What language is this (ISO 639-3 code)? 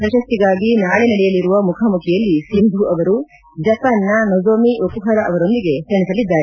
kan